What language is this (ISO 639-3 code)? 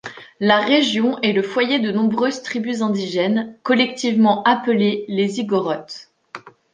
fra